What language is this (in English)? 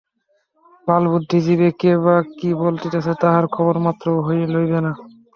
Bangla